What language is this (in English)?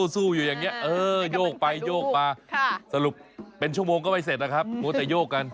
Thai